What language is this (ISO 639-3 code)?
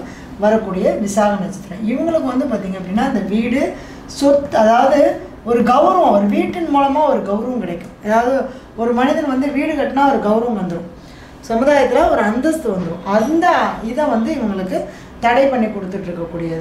tam